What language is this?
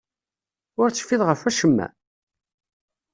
Kabyle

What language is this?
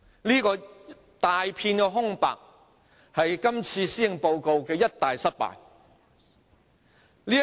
Cantonese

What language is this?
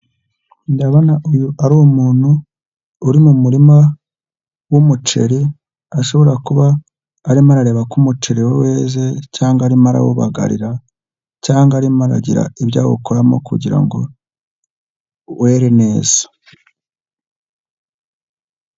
Kinyarwanda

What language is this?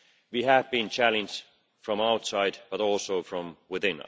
English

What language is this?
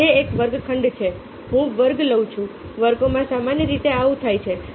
Gujarati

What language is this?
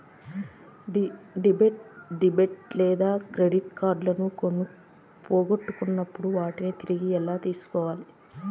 Telugu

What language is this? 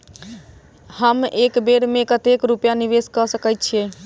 Maithili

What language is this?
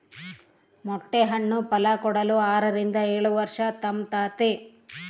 Kannada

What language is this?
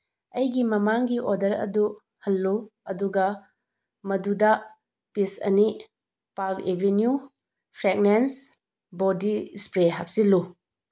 Manipuri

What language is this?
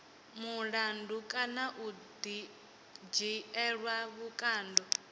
Venda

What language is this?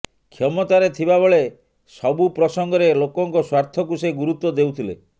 Odia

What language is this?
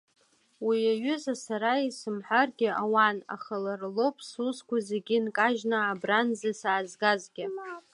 Abkhazian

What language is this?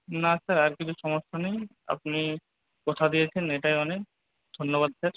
Bangla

